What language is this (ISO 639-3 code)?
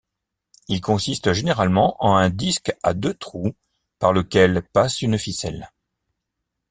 fra